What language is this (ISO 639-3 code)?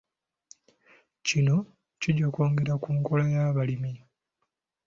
lug